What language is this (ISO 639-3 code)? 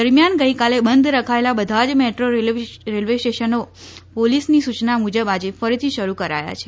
guj